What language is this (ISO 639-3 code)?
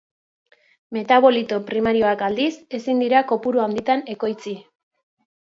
eus